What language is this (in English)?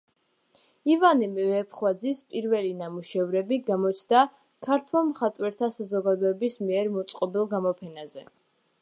Georgian